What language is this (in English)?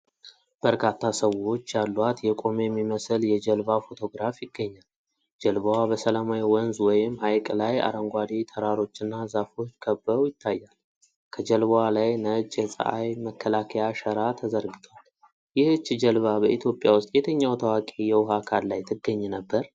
Amharic